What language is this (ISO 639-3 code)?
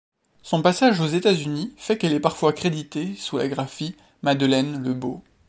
fra